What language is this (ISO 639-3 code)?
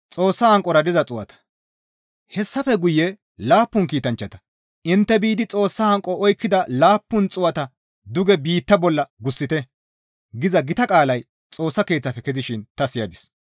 gmv